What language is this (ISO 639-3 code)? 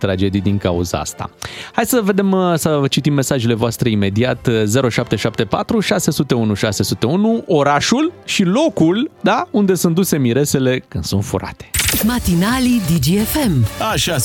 ron